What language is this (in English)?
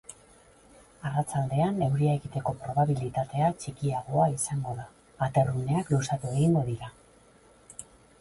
Basque